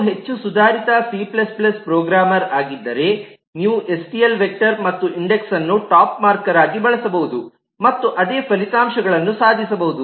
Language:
Kannada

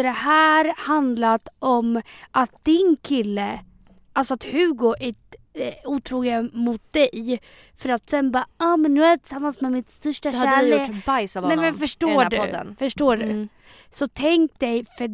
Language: Swedish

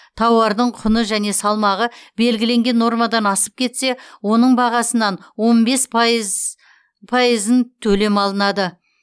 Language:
Kazakh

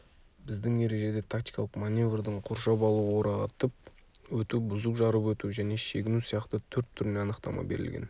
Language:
Kazakh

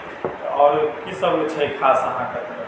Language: Maithili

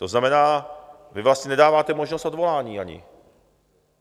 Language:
Czech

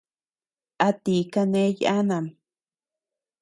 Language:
Tepeuxila Cuicatec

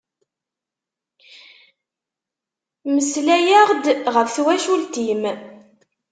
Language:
Kabyle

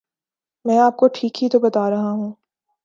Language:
Urdu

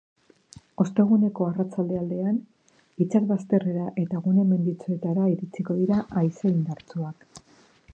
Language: Basque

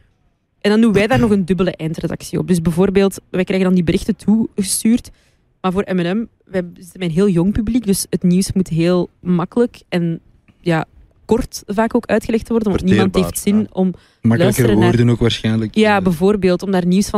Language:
Dutch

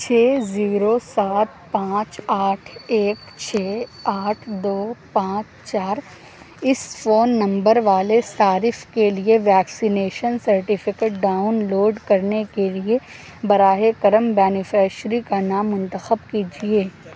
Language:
Urdu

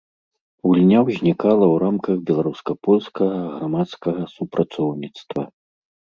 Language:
Belarusian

